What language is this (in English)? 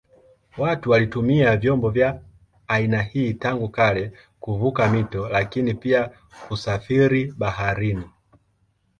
Swahili